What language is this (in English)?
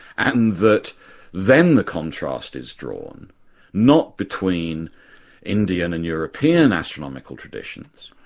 English